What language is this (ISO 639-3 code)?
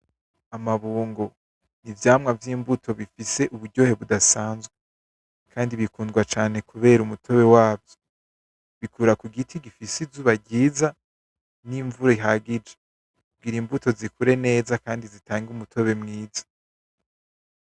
run